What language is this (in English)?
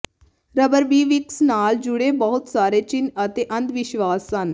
Punjabi